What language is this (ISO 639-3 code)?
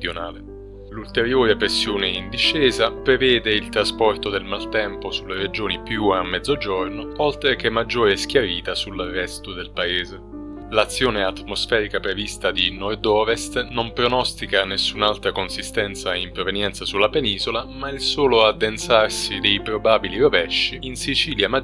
ita